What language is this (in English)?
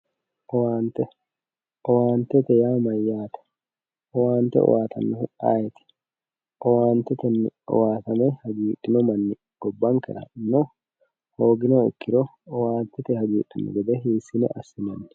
Sidamo